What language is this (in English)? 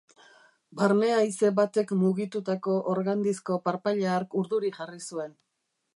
Basque